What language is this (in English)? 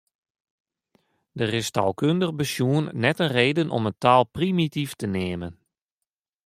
Western Frisian